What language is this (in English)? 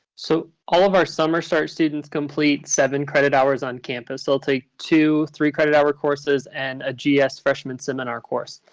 English